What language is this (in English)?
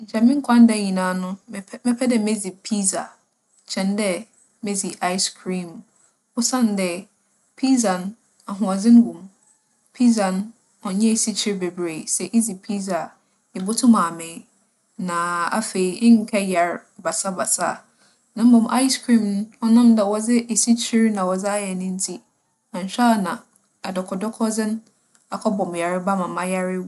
Akan